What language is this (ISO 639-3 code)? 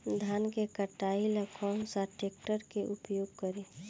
bho